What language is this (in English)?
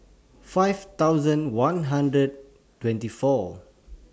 English